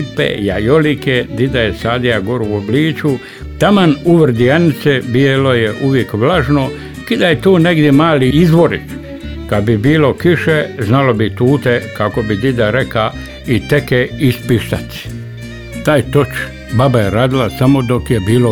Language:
Croatian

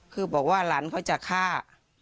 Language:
Thai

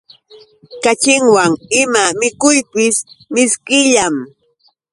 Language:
Yauyos Quechua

